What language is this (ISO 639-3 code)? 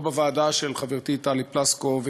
heb